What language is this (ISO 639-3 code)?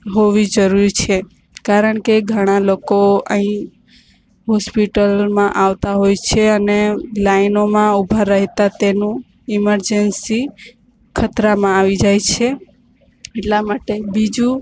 guj